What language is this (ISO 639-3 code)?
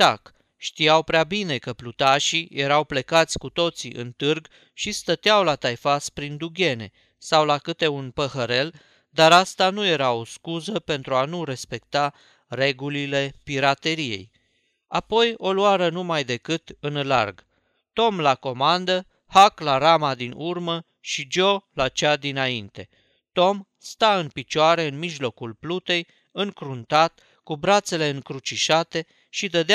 ron